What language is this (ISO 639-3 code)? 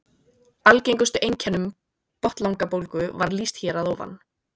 isl